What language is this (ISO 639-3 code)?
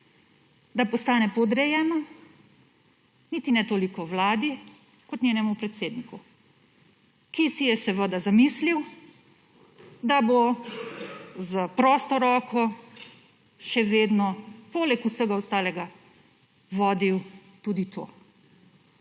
slv